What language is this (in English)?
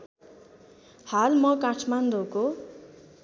Nepali